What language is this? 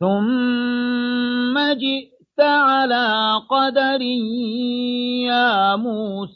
Arabic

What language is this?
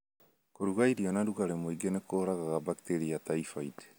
Kikuyu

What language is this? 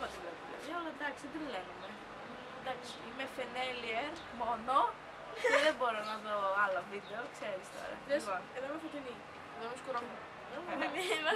Greek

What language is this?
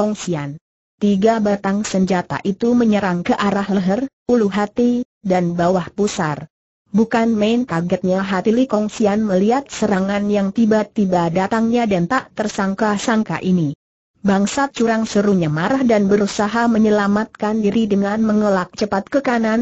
Indonesian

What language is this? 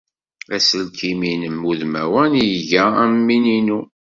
Kabyle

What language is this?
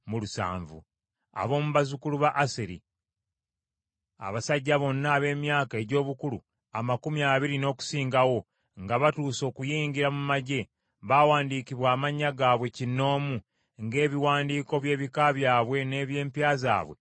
Ganda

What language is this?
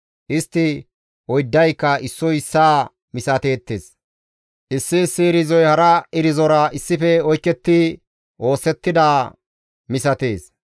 Gamo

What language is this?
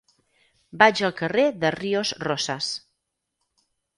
Catalan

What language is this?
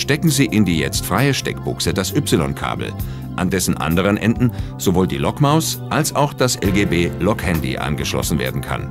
German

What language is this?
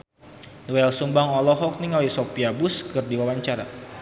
Sundanese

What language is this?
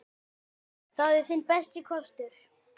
Icelandic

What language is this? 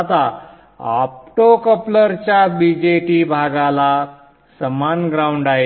Marathi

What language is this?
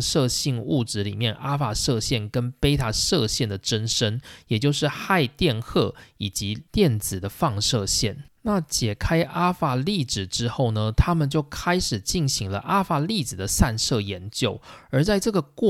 Chinese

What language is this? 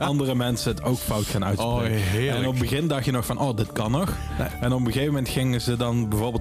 Dutch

